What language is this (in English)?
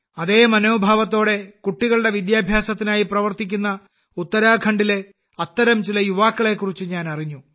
Malayalam